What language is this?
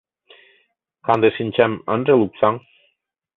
Mari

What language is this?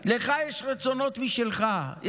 Hebrew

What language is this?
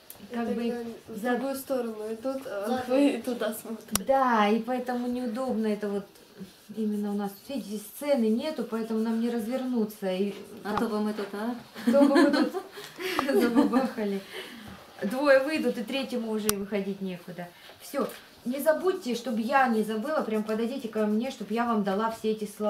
Russian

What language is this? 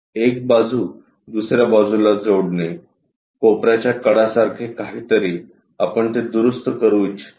Marathi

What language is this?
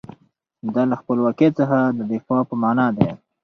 Pashto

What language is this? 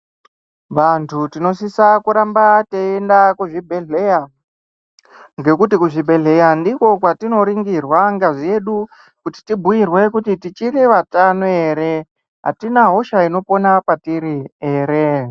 Ndau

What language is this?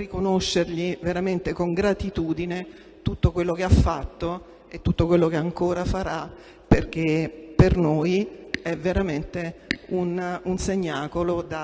Italian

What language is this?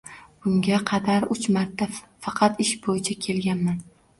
Uzbek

